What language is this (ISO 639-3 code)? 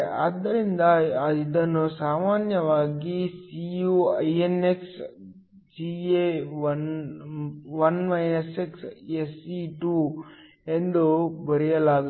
kan